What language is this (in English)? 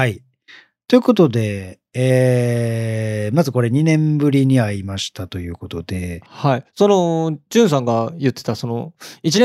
Japanese